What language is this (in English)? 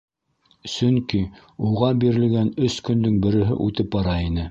Bashkir